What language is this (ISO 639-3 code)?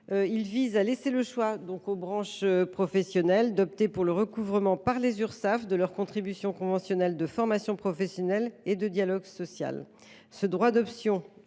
fra